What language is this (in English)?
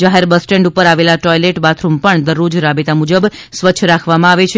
Gujarati